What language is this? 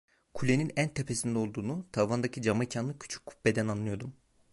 Turkish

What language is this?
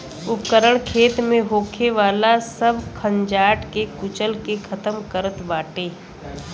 Bhojpuri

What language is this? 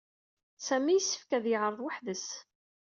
Kabyle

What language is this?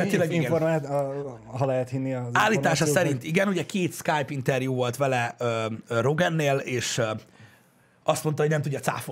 Hungarian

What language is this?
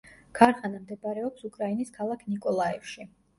Georgian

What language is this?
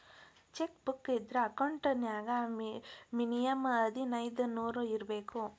Kannada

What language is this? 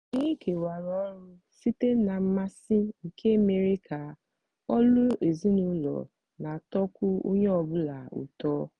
Igbo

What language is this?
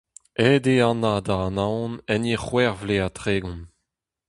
Breton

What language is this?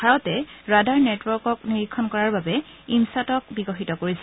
Assamese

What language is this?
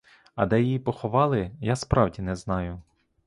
Ukrainian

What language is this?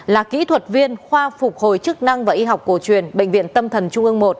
Vietnamese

